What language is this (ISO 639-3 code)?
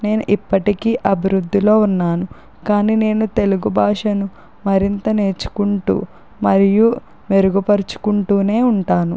tel